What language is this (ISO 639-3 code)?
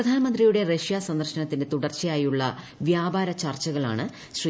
mal